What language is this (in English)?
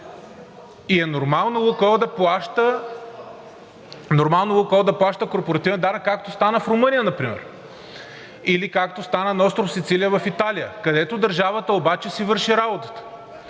Bulgarian